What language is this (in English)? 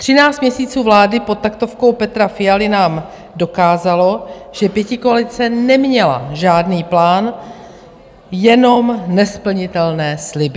Czech